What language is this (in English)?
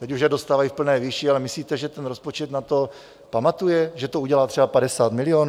Czech